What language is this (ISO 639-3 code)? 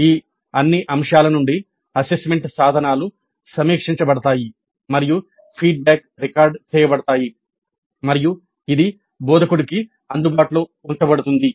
tel